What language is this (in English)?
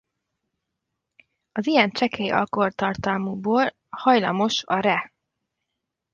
Hungarian